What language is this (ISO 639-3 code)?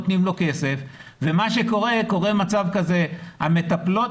heb